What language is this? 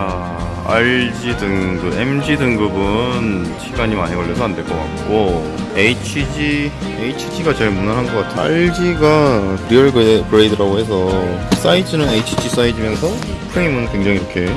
Korean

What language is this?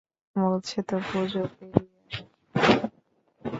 Bangla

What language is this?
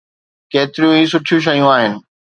Sindhi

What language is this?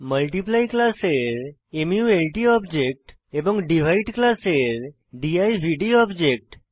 Bangla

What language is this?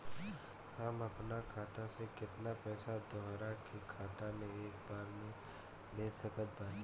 Bhojpuri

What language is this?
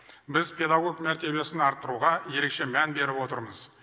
Kazakh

